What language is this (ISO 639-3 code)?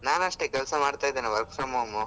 kan